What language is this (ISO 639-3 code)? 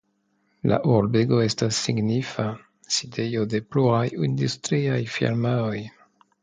epo